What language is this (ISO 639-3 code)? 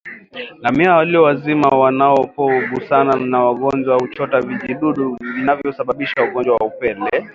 swa